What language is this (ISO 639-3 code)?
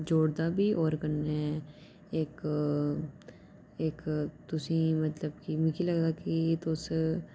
doi